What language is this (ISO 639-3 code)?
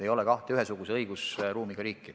est